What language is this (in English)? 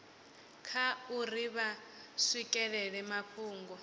Venda